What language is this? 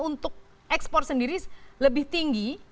Indonesian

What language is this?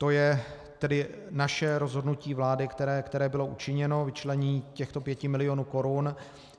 Czech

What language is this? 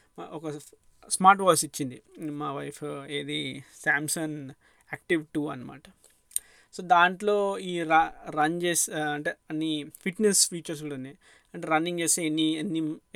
Telugu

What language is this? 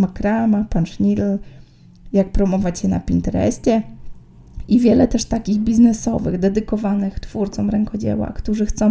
Polish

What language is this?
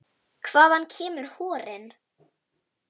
Icelandic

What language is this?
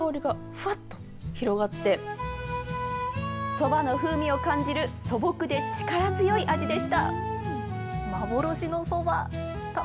Japanese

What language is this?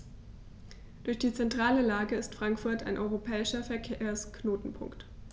German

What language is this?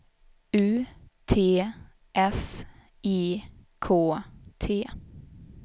Swedish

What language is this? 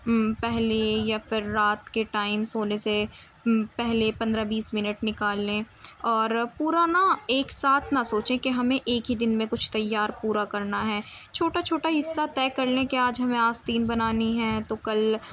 Urdu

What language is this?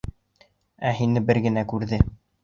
Bashkir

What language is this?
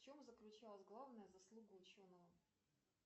Russian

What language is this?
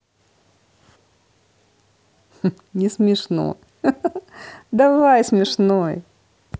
Russian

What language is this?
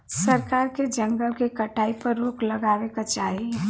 Bhojpuri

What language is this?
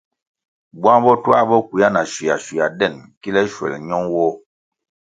Kwasio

